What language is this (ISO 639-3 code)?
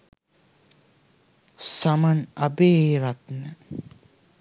sin